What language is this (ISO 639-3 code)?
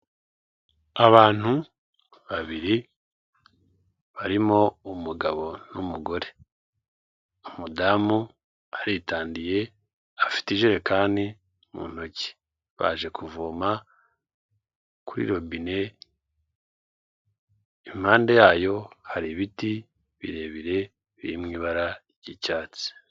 kin